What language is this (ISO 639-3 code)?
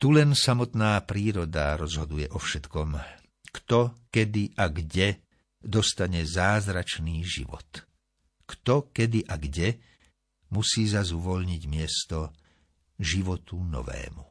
slk